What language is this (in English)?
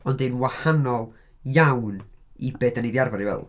Welsh